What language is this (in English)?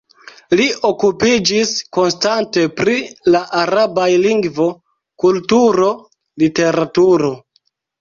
Esperanto